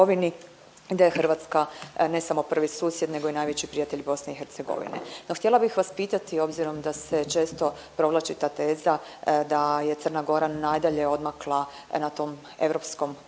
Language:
Croatian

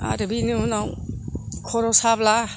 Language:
Bodo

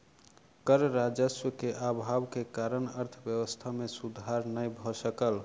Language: Maithili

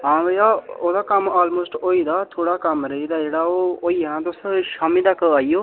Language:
Dogri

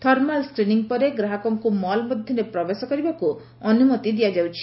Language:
Odia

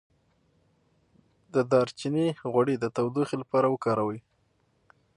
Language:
Pashto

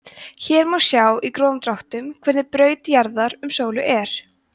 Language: Icelandic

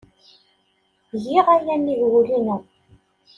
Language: Kabyle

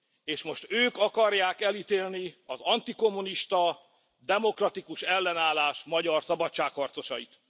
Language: Hungarian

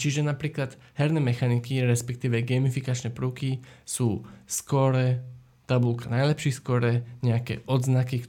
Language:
Slovak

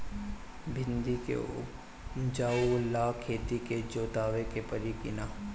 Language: Bhojpuri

